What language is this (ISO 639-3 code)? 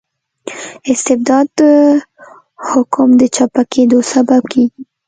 pus